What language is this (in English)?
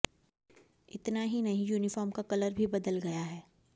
Hindi